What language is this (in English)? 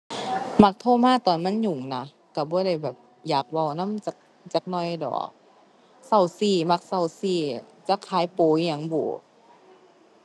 Thai